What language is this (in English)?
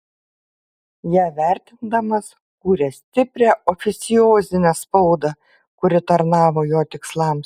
Lithuanian